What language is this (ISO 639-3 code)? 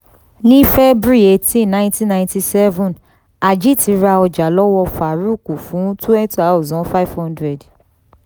yor